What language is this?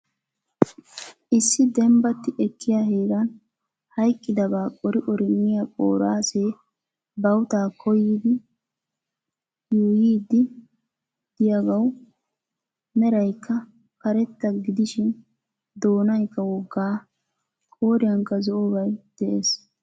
Wolaytta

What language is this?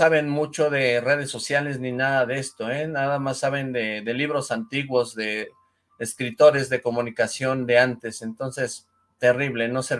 Spanish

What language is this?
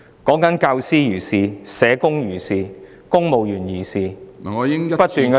Cantonese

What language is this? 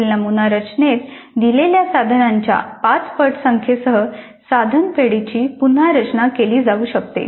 Marathi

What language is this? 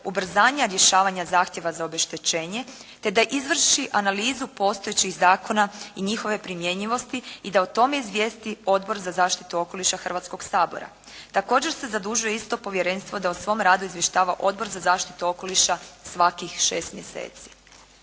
Croatian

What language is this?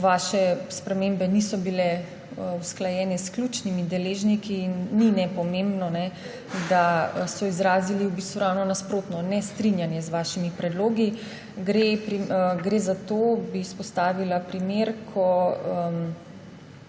Slovenian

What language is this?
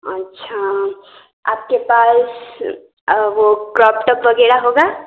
Hindi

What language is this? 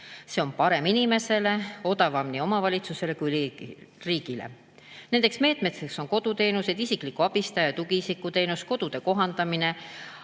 Estonian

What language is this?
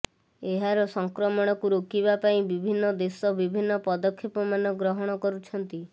Odia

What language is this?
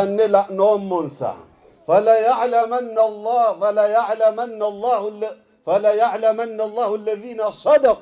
Arabic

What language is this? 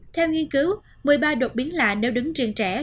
Vietnamese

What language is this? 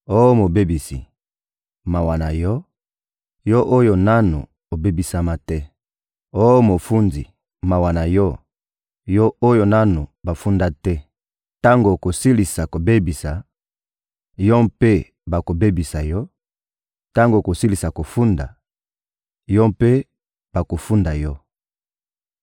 Lingala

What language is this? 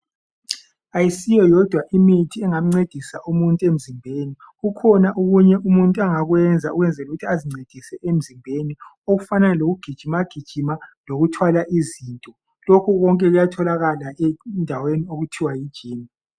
North Ndebele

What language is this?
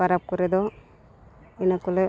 Santali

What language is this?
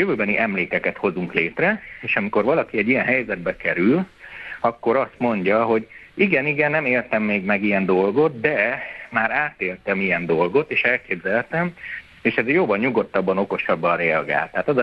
Hungarian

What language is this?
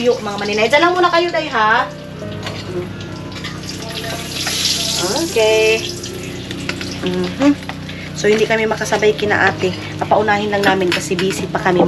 Filipino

